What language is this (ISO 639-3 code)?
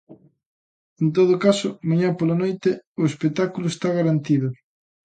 glg